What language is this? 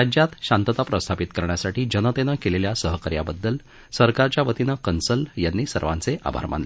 Marathi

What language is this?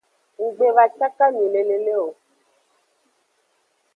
Aja (Benin)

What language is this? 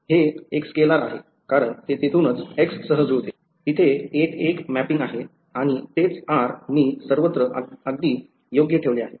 Marathi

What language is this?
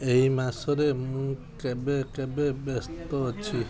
Odia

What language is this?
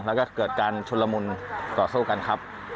Thai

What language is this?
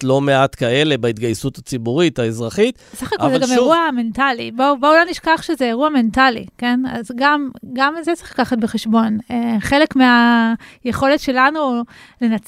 Hebrew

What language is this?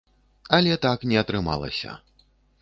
Belarusian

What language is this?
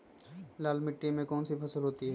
Magahi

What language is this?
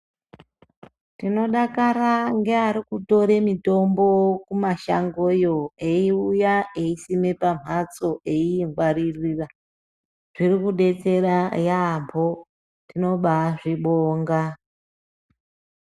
Ndau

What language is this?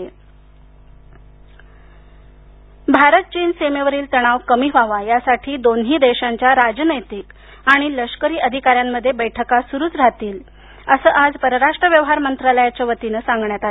Marathi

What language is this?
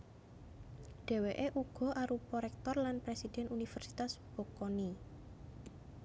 Javanese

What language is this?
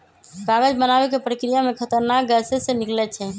Magahi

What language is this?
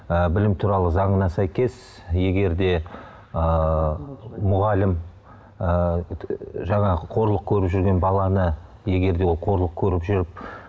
Kazakh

